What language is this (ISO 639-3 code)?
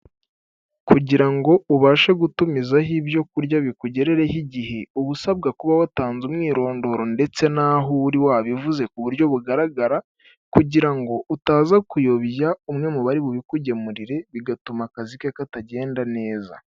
kin